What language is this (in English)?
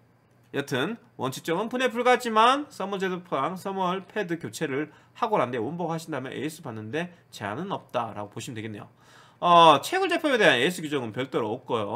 Korean